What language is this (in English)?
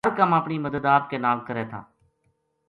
Gujari